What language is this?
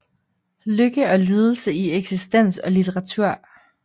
Danish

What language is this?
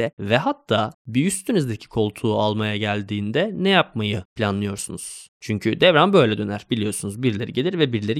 Turkish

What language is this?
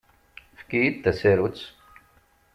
Kabyle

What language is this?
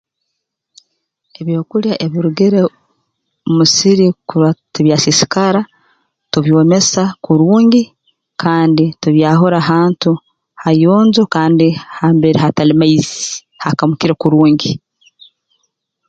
Tooro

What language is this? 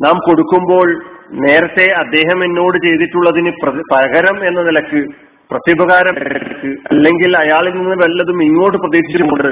Malayalam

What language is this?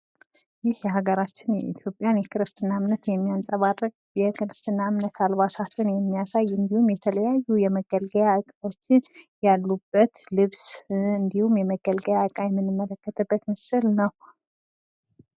Amharic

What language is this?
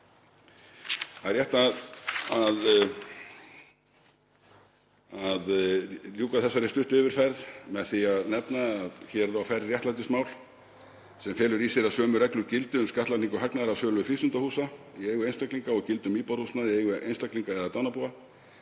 Icelandic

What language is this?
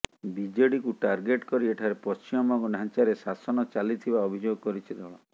Odia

